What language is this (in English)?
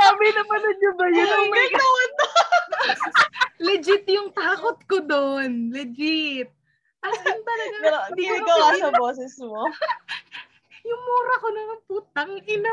Filipino